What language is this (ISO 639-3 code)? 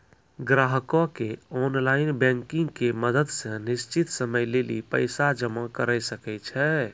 mai